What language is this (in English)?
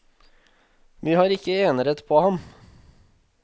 Norwegian